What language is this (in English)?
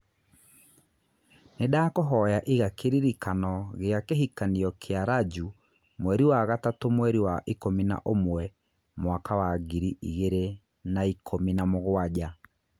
Kikuyu